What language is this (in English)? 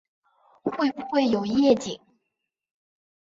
Chinese